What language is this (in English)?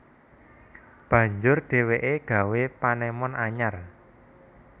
Javanese